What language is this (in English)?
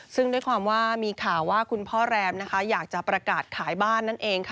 Thai